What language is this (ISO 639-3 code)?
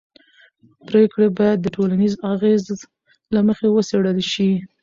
pus